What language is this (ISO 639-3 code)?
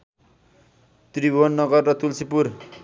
nep